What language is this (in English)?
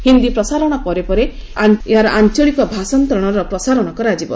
Odia